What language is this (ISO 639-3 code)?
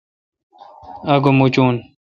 xka